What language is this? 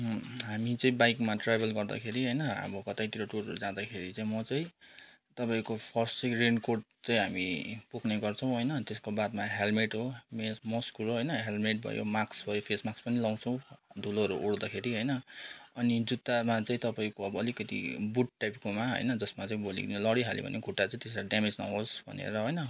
Nepali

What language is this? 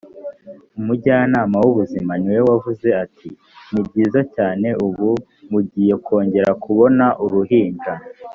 Kinyarwanda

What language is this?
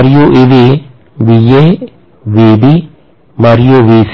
Telugu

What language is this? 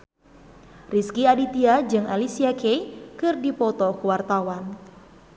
Sundanese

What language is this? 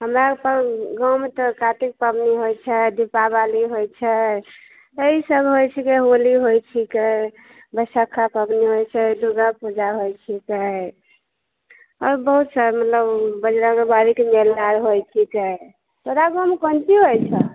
Maithili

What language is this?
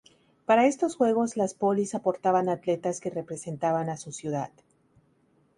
Spanish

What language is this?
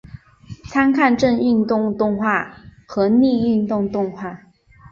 Chinese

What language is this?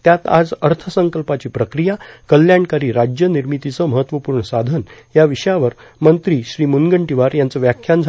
Marathi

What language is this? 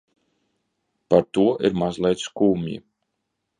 Latvian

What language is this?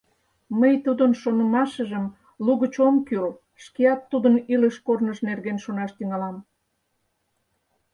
Mari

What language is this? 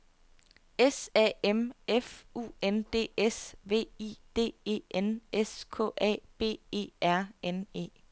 Danish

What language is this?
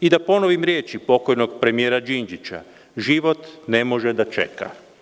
Serbian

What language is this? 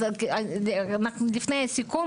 Hebrew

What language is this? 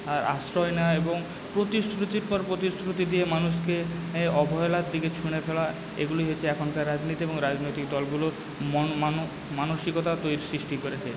Bangla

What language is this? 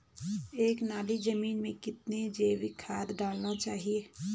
Hindi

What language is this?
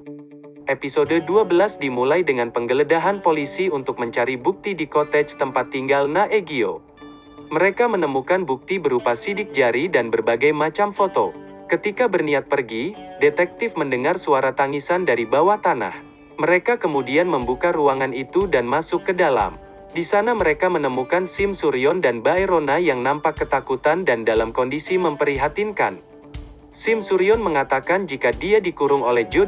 Indonesian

